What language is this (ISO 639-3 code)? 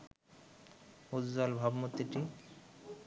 ben